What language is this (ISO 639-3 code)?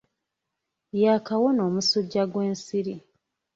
lug